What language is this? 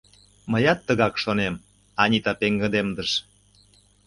Mari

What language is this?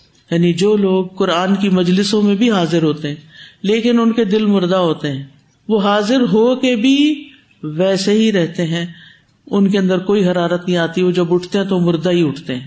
Urdu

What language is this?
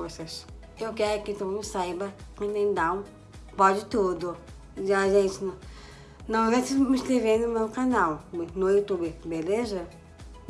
Portuguese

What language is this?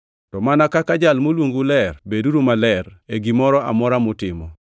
Luo (Kenya and Tanzania)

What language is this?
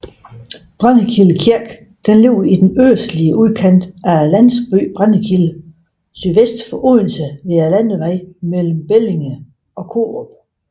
Danish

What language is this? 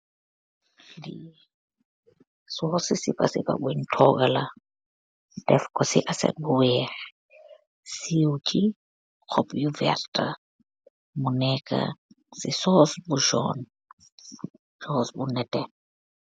Wolof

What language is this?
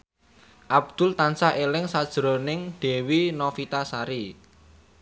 Javanese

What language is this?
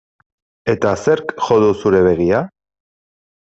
Basque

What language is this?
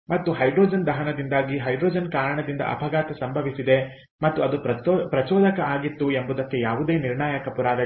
Kannada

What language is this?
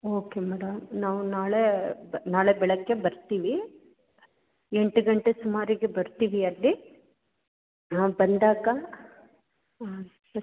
Kannada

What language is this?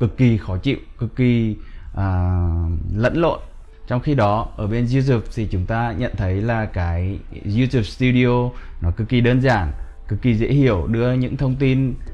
Vietnamese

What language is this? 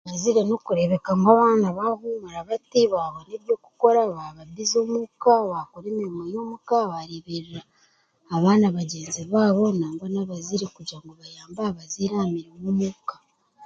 Chiga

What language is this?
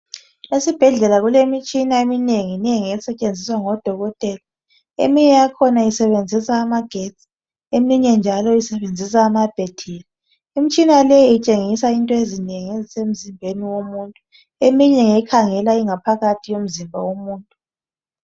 North Ndebele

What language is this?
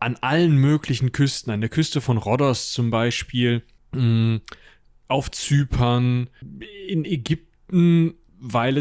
German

